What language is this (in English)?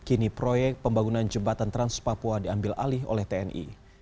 Indonesian